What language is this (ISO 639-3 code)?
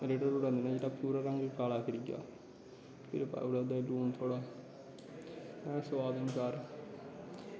doi